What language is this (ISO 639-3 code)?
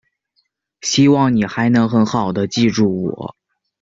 zho